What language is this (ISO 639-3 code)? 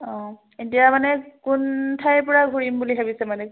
asm